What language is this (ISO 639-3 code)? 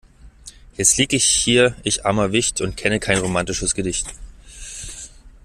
deu